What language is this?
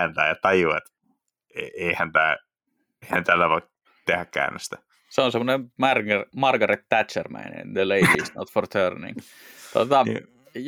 Finnish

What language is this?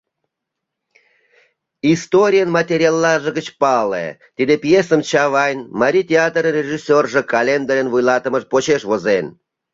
Mari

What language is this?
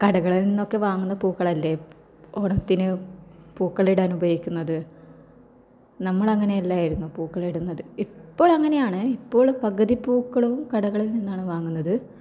Malayalam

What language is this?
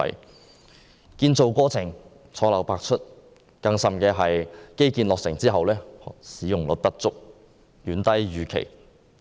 Cantonese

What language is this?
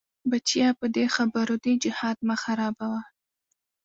Pashto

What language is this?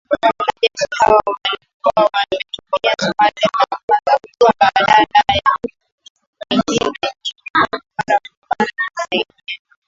Swahili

